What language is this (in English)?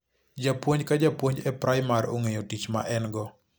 Luo (Kenya and Tanzania)